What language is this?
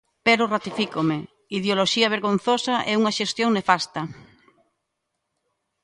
Galician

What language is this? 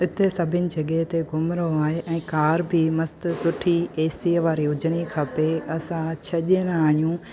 Sindhi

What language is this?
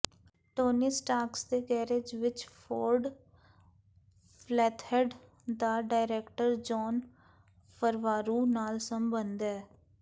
Punjabi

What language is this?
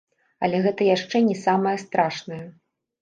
Belarusian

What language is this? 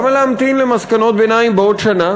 Hebrew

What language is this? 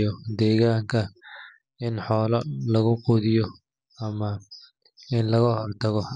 Somali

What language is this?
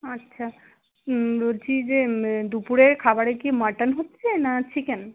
Bangla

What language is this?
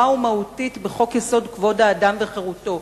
Hebrew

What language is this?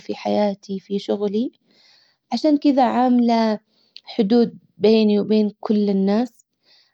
Hijazi Arabic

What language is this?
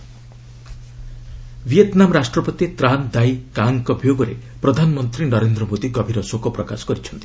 Odia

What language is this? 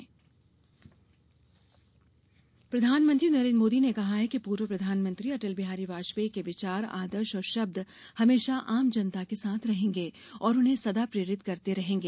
Hindi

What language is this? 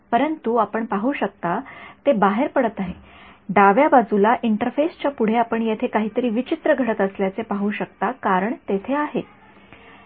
Marathi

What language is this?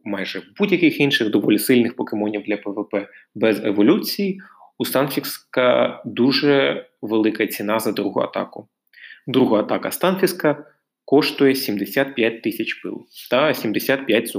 Ukrainian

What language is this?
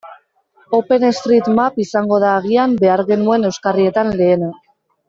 Basque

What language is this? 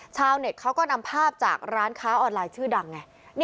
Thai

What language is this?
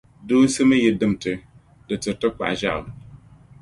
Dagbani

